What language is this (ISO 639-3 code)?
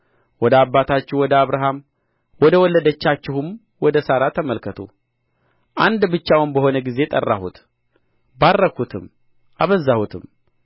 amh